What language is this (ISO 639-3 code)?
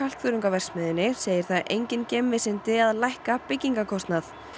isl